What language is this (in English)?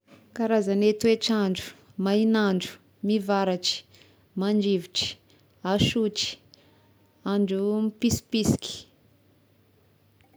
Tesaka Malagasy